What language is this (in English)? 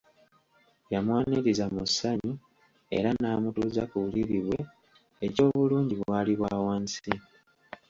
Ganda